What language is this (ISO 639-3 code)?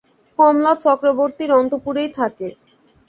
ben